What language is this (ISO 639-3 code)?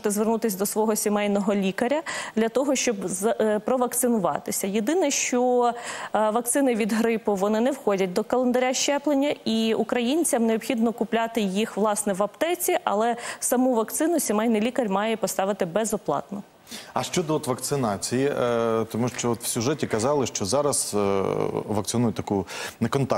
ukr